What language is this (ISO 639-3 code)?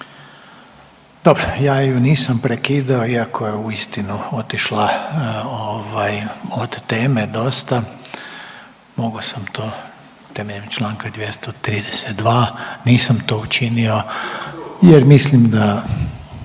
hrv